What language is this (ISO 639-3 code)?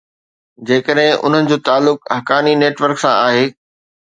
snd